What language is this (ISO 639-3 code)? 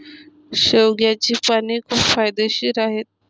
mar